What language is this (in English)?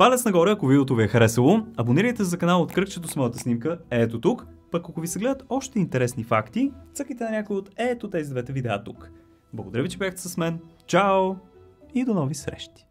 Bulgarian